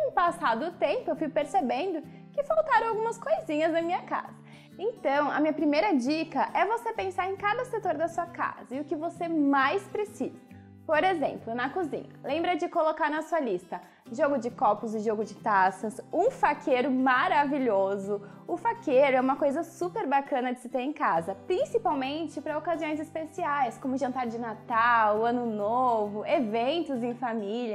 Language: Portuguese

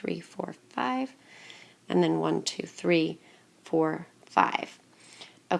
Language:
English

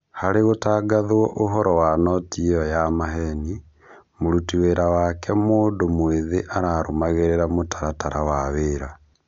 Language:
Kikuyu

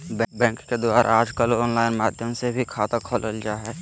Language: Magahi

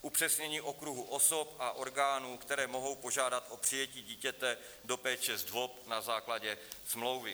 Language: Czech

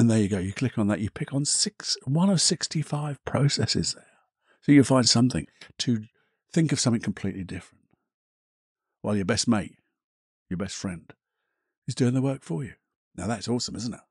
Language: English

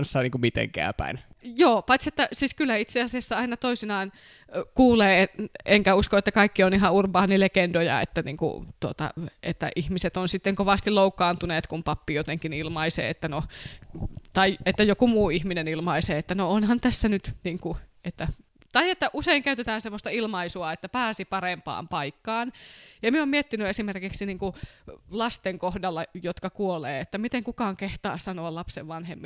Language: Finnish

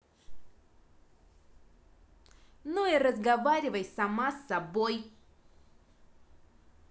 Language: Russian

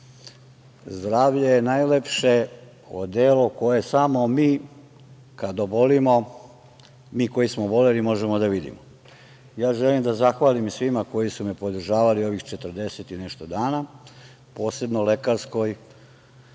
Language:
Serbian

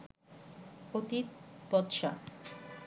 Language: Bangla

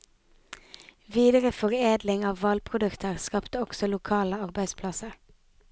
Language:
Norwegian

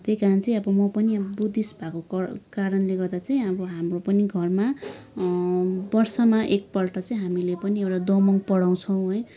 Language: Nepali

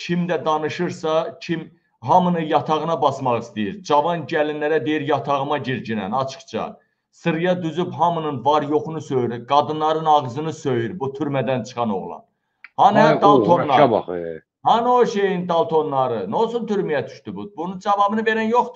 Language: Turkish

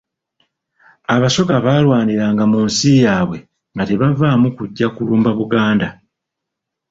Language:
Ganda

